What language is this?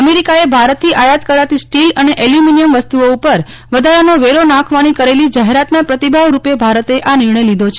Gujarati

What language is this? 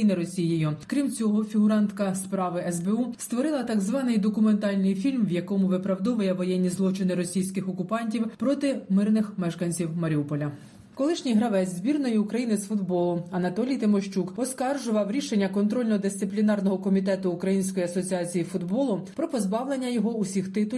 Ukrainian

